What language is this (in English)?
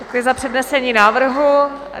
Czech